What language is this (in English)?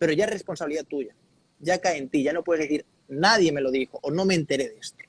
Spanish